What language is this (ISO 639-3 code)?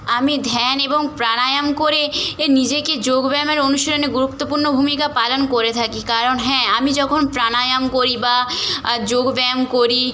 ben